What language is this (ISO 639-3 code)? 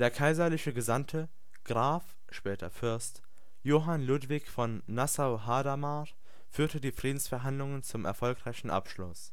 deu